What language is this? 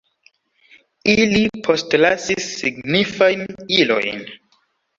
Esperanto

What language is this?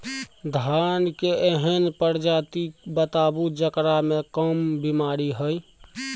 Maithili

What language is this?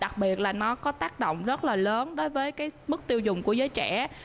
Vietnamese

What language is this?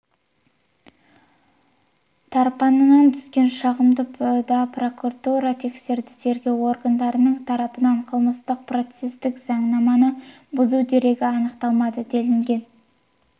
Kazakh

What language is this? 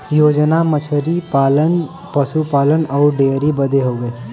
Bhojpuri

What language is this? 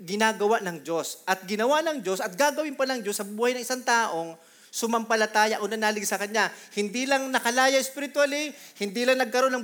Filipino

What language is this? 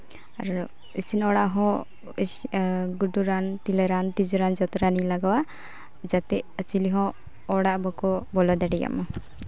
Santali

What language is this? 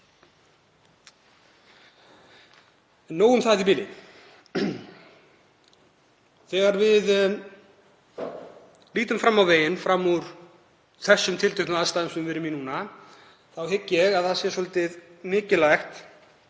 Icelandic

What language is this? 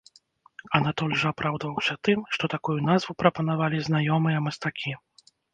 Belarusian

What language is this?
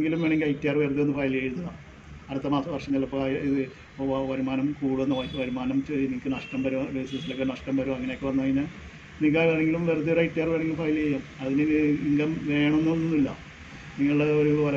Malayalam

